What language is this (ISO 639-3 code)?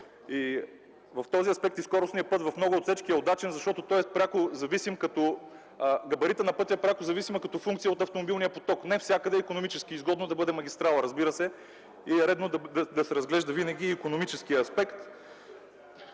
bul